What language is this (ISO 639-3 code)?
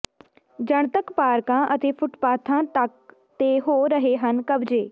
pan